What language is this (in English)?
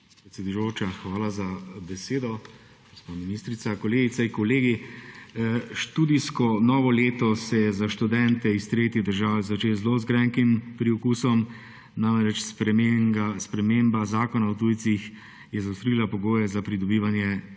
Slovenian